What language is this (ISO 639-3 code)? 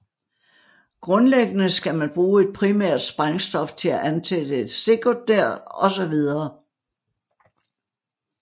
dan